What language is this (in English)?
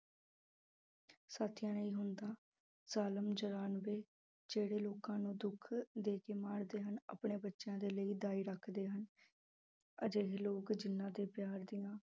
Punjabi